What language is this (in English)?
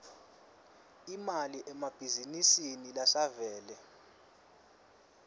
Swati